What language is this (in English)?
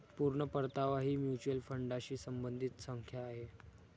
Marathi